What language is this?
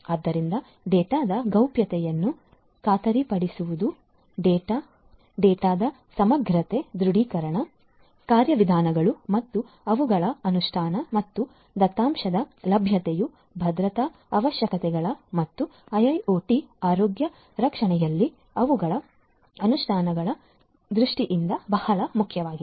Kannada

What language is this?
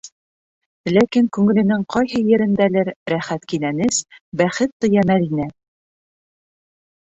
Bashkir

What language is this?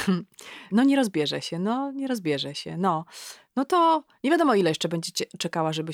Polish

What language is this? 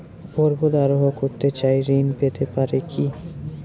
Bangla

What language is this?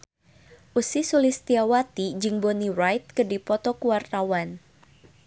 Sundanese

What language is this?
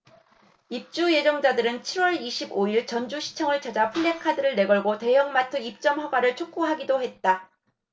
Korean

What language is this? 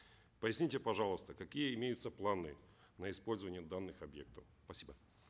Kazakh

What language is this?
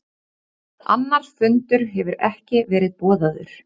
Icelandic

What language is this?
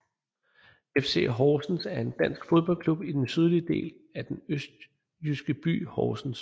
Danish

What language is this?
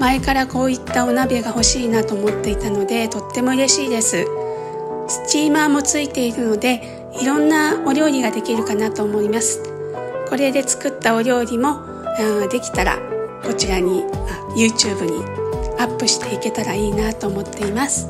Japanese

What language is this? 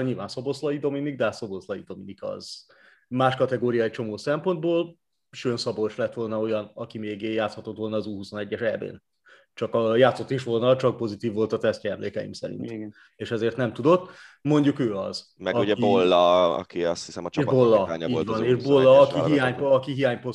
Hungarian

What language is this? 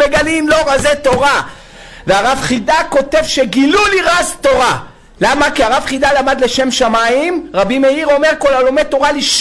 Hebrew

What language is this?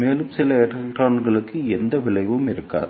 Tamil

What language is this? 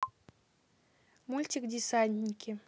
Russian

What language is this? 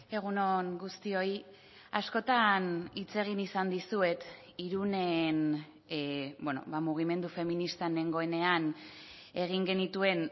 Basque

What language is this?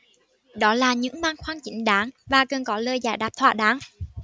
Vietnamese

